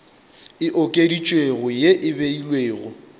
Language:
Northern Sotho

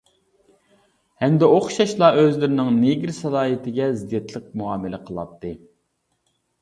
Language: Uyghur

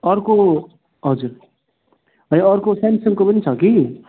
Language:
Nepali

